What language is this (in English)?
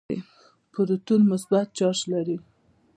Pashto